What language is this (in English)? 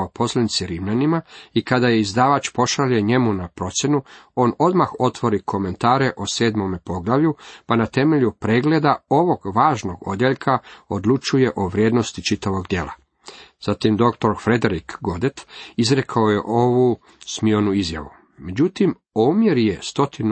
Croatian